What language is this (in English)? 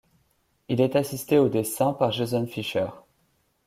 French